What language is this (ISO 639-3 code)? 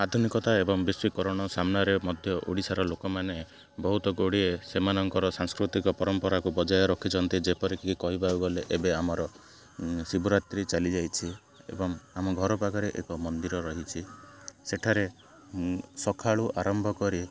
ori